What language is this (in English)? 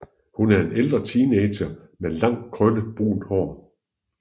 Danish